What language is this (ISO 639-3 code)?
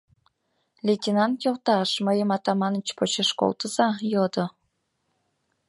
chm